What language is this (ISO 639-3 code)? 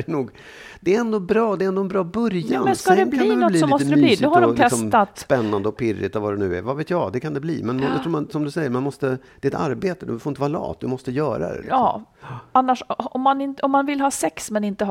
swe